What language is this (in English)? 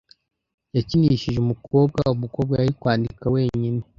Kinyarwanda